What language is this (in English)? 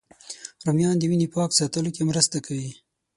Pashto